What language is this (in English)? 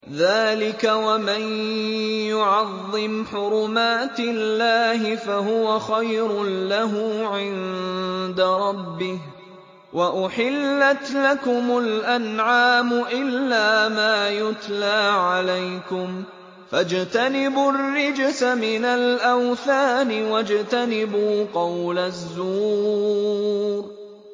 Arabic